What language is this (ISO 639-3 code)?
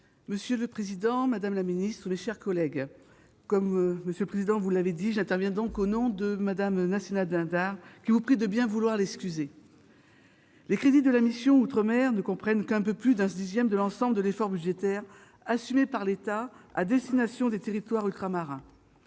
fra